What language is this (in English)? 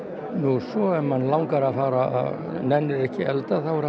Icelandic